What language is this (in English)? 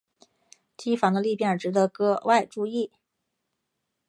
Chinese